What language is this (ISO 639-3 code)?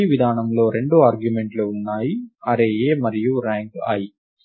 tel